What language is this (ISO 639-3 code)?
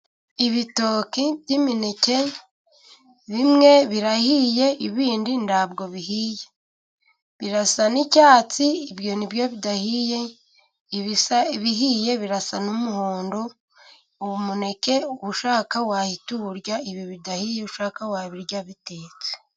kin